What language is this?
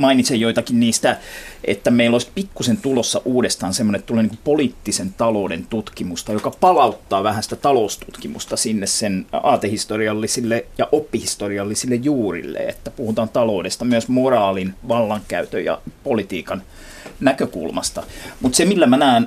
Finnish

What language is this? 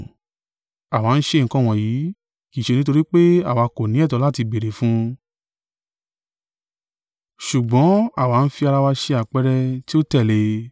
Yoruba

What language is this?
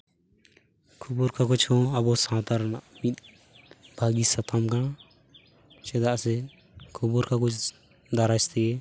Santali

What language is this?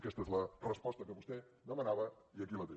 Catalan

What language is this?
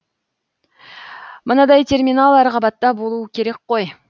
Kazakh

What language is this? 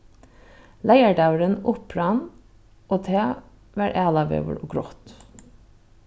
Faroese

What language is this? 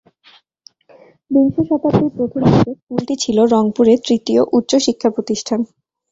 Bangla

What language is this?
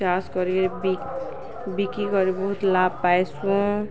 Odia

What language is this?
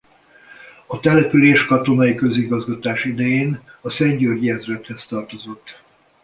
Hungarian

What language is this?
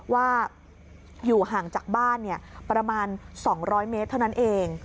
Thai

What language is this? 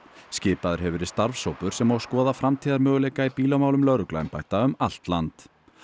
Icelandic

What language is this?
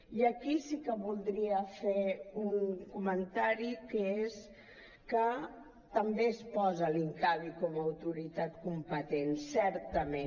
Catalan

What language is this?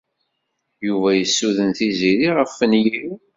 Kabyle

